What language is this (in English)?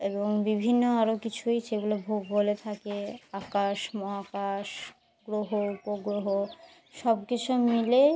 Bangla